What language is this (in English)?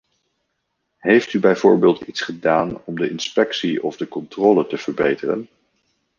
Dutch